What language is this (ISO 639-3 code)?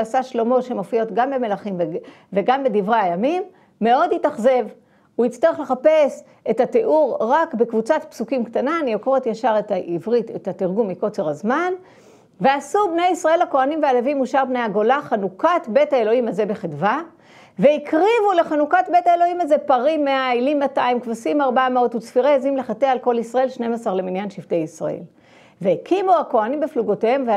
heb